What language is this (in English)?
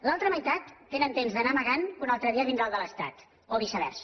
Catalan